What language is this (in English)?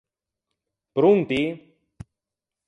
Ligurian